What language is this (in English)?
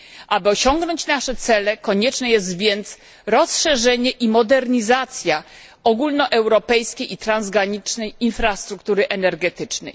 Polish